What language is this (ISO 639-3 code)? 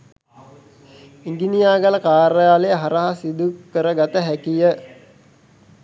sin